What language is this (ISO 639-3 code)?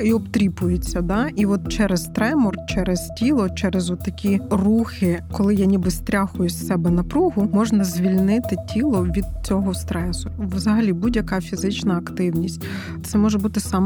ukr